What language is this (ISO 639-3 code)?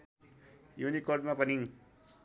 nep